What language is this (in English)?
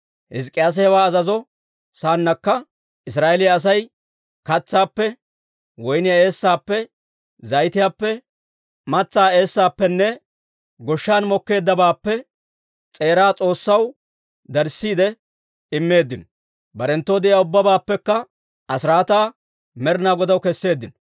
Dawro